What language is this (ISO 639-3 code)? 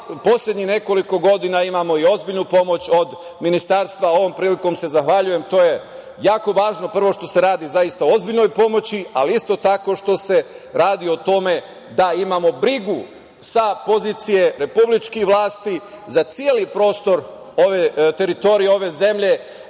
srp